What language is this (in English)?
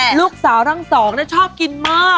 Thai